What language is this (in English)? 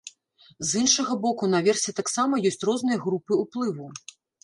Belarusian